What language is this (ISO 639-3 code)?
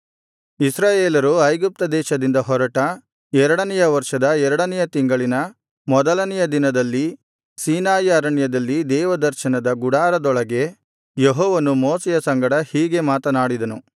kan